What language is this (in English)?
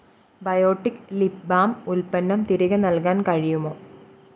Malayalam